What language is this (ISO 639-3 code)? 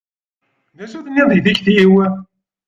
kab